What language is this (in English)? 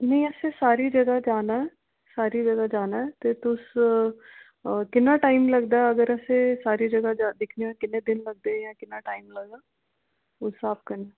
Dogri